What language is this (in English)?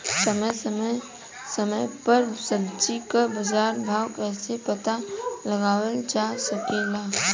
Bhojpuri